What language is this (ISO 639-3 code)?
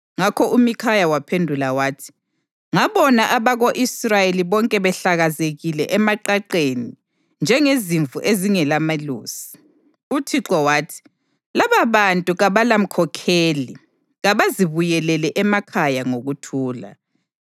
nde